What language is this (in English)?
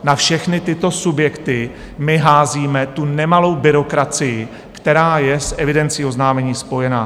Czech